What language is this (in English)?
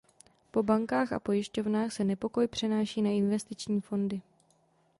Czech